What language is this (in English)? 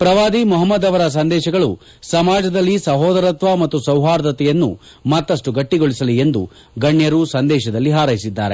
Kannada